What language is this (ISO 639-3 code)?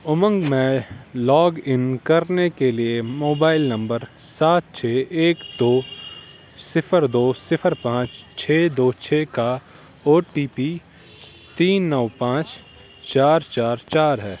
urd